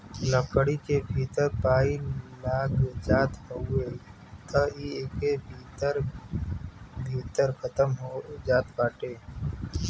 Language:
Bhojpuri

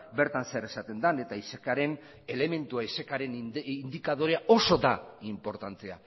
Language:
Basque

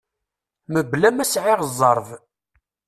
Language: Kabyle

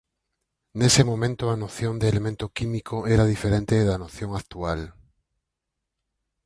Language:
Galician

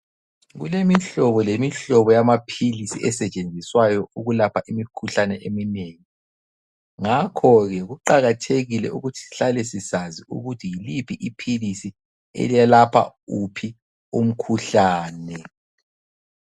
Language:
North Ndebele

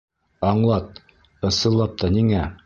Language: Bashkir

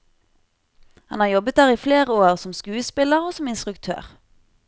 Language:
Norwegian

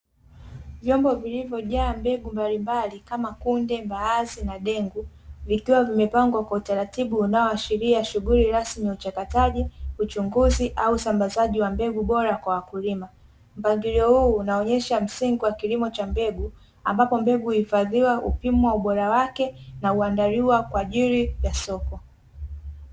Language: Swahili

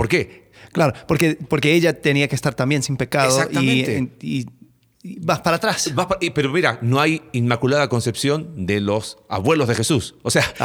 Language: Spanish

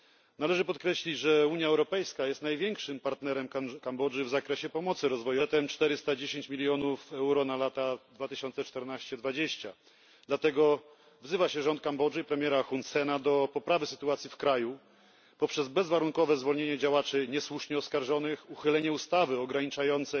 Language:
Polish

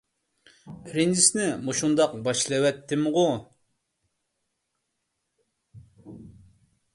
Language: Uyghur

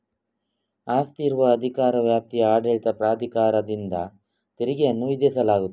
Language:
Kannada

